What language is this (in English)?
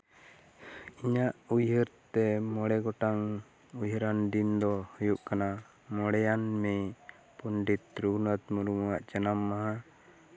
Santali